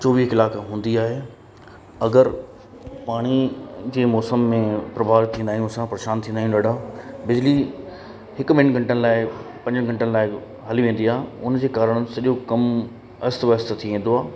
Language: Sindhi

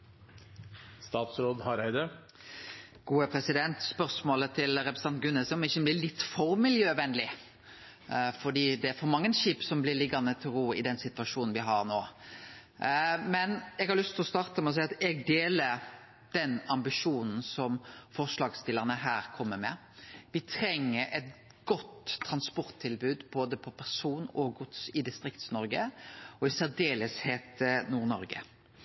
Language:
Norwegian Nynorsk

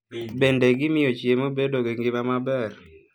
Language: Luo (Kenya and Tanzania)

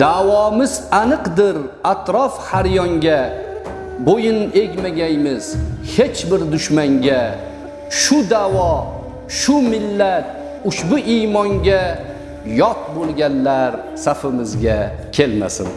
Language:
Turkish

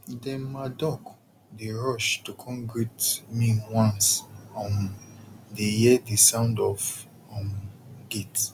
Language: Nigerian Pidgin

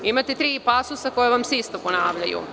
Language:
Serbian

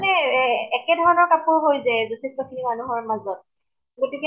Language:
Assamese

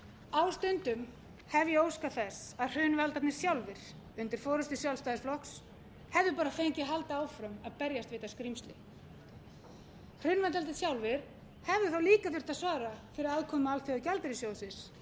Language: Icelandic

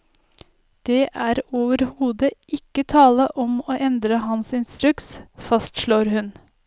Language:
Norwegian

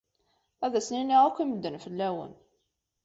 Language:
Kabyle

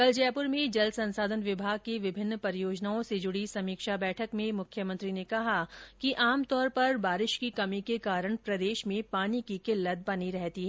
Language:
Hindi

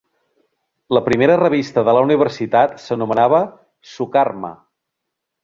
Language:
Catalan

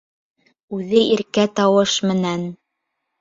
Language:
Bashkir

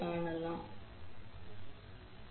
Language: Tamil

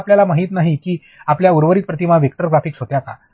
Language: Marathi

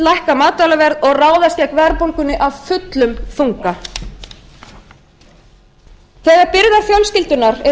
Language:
Icelandic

